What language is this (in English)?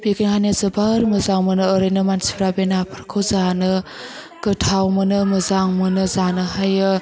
Bodo